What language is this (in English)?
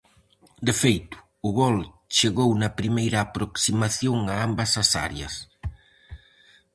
Galician